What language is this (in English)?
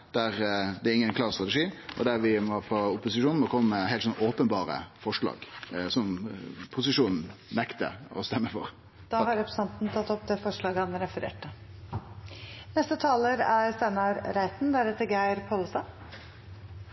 Norwegian Nynorsk